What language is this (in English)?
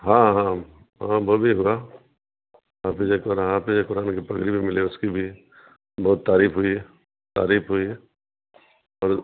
Urdu